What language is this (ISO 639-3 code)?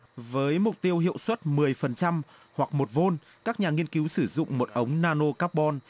vie